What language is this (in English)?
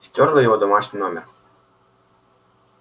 Russian